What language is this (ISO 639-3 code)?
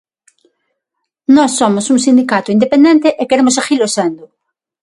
glg